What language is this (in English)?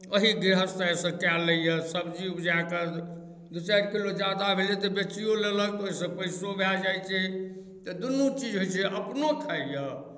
Maithili